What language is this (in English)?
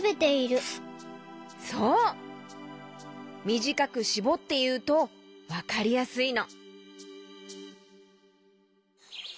Japanese